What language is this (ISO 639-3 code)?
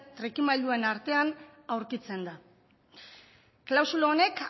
eus